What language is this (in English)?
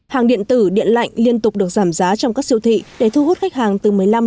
Vietnamese